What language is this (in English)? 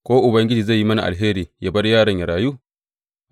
Hausa